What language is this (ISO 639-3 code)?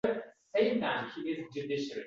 uzb